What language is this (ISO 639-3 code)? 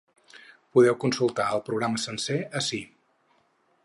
cat